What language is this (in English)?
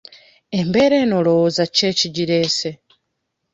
Ganda